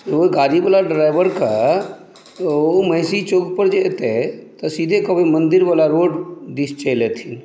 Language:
Maithili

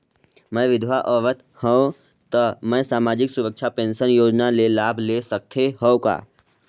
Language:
Chhattisgarhi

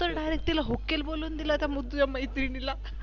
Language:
Marathi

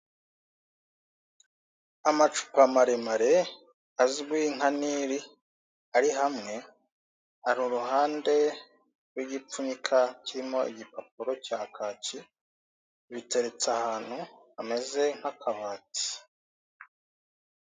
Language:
Kinyarwanda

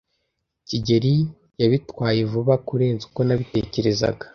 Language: Kinyarwanda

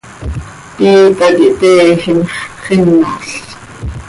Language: Seri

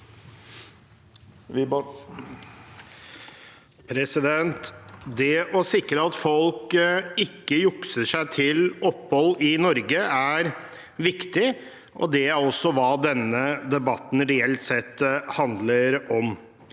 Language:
Norwegian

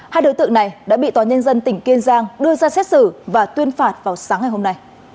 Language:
Vietnamese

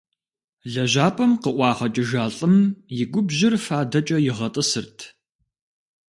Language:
Kabardian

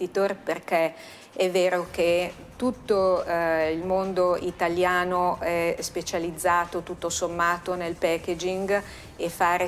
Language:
Italian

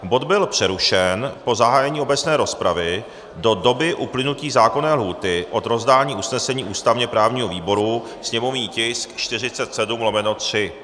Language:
Czech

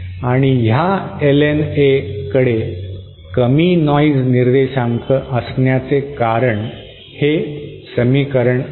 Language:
Marathi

